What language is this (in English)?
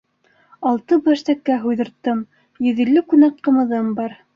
Bashkir